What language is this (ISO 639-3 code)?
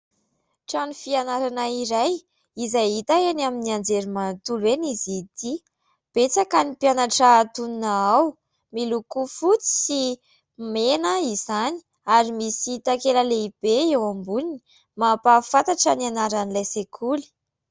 mlg